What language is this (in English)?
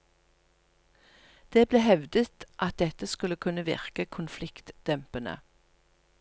Norwegian